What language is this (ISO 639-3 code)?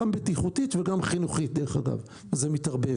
heb